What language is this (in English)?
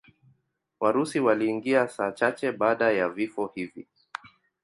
Swahili